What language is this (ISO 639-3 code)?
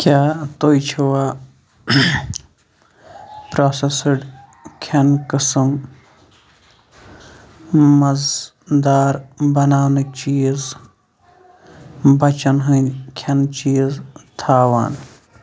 kas